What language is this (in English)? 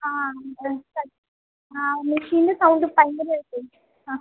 Malayalam